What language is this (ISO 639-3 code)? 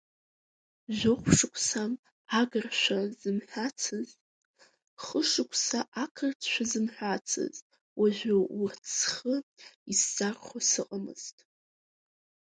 abk